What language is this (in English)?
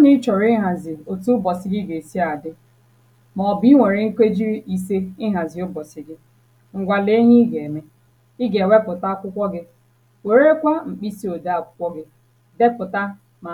Igbo